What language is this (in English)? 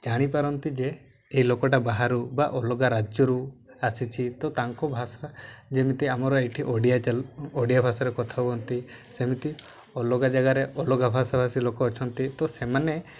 Odia